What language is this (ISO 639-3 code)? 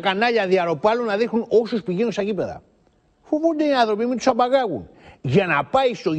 ell